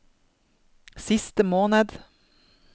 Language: Norwegian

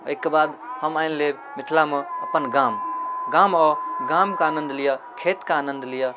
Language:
Maithili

